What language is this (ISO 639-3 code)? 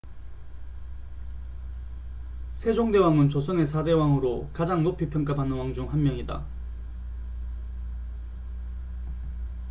kor